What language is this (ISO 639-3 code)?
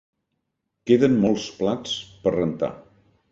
cat